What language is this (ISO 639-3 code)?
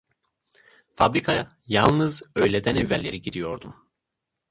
tur